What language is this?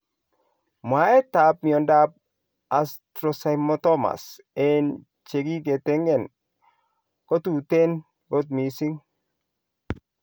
Kalenjin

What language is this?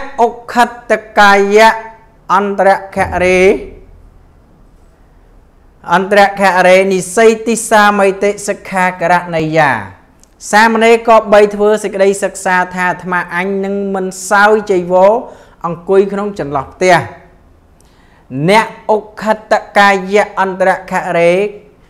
Vietnamese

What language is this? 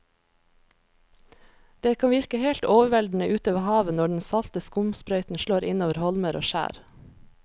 Norwegian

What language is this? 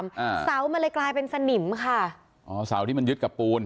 Thai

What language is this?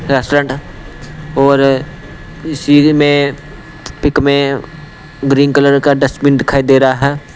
Hindi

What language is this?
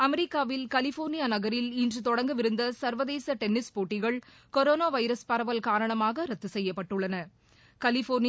Tamil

